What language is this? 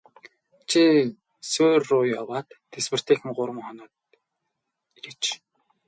Mongolian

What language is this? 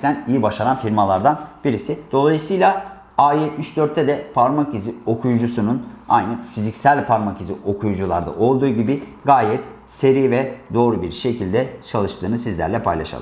Turkish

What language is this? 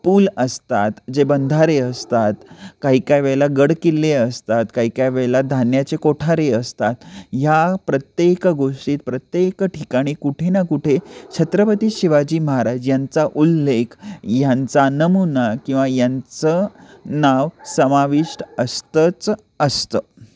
Marathi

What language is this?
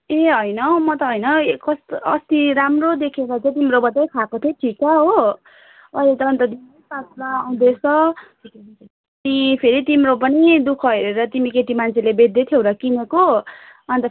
Nepali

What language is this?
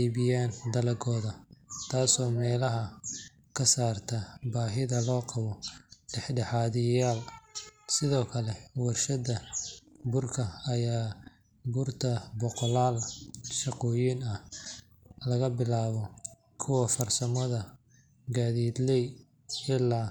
Somali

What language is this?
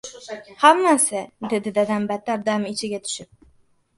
Uzbek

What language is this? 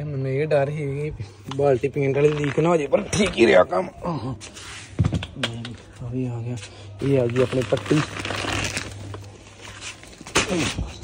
Punjabi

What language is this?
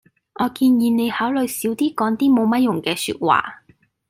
Cantonese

